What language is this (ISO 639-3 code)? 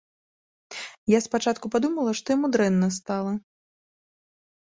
bel